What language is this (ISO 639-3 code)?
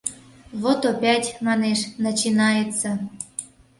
chm